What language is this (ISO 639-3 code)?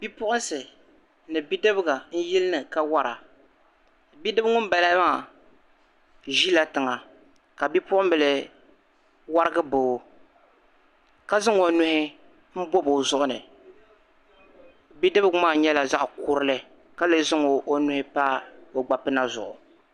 dag